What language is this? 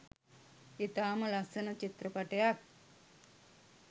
Sinhala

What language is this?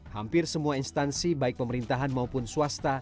Indonesian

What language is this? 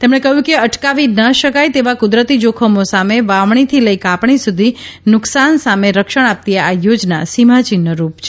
Gujarati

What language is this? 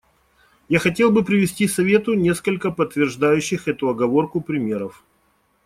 Russian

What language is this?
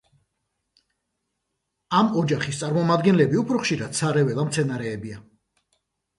Georgian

